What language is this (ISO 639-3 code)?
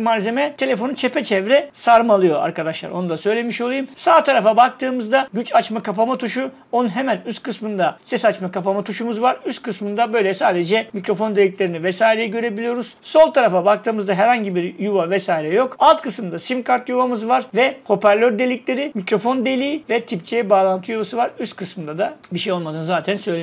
tur